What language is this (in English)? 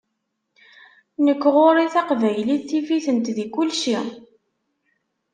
Kabyle